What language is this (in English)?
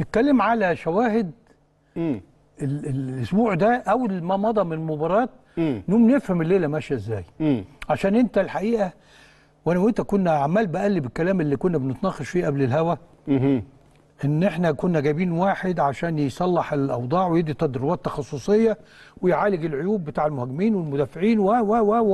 Arabic